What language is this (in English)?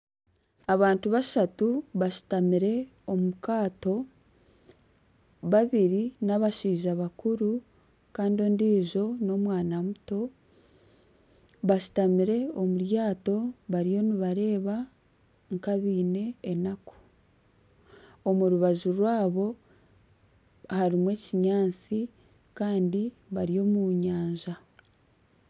Nyankole